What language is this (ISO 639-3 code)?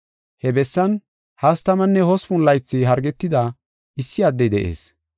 gof